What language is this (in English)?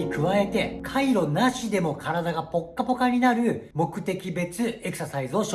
Japanese